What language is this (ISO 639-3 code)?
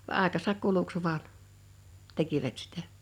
fin